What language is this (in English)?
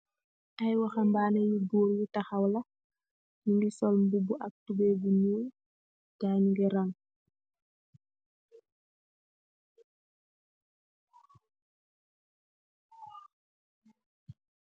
Wolof